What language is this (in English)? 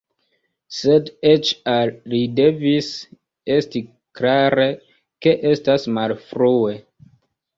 Esperanto